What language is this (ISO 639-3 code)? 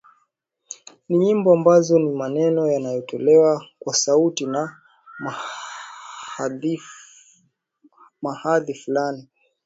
swa